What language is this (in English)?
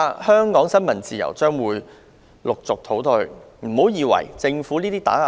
Cantonese